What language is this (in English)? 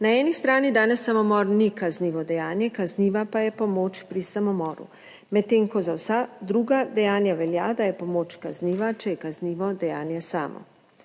Slovenian